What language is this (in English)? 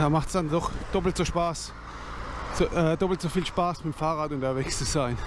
German